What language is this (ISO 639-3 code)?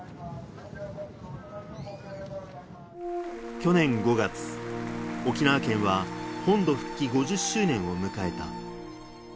jpn